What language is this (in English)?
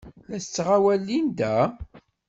Kabyle